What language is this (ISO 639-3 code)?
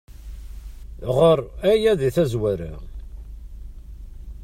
kab